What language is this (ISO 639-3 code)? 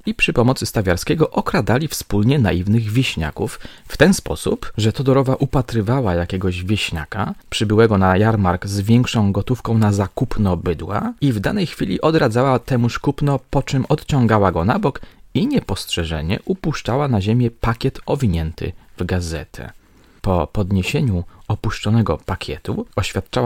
pol